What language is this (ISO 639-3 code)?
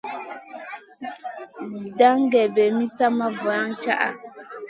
mcn